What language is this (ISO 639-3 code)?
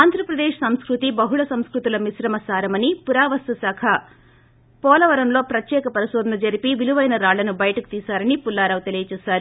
tel